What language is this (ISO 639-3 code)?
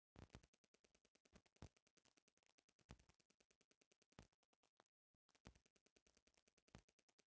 bho